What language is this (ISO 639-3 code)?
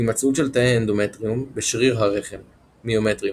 heb